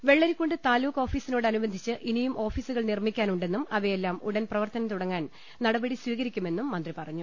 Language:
Malayalam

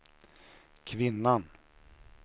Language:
Swedish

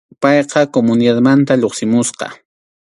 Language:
Arequipa-La Unión Quechua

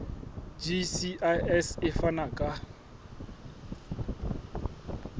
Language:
Southern Sotho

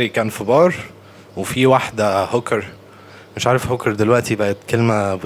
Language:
Arabic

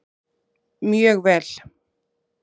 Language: Icelandic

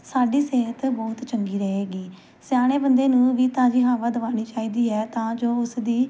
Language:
Punjabi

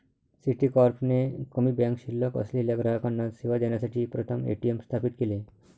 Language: Marathi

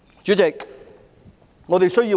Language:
Cantonese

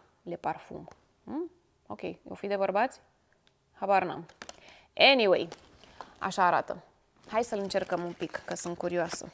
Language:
Romanian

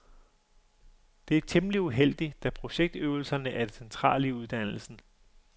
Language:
Danish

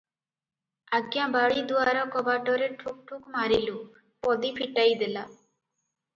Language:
Odia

